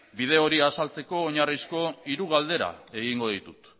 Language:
Basque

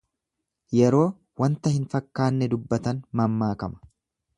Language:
Oromo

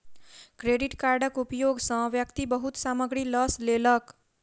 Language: Maithili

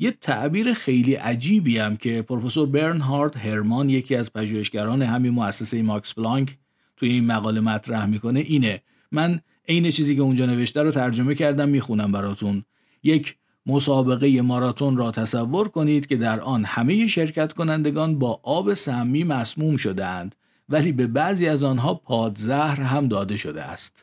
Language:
Persian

